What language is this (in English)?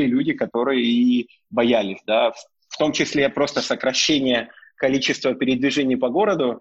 Russian